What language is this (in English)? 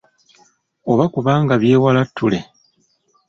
Ganda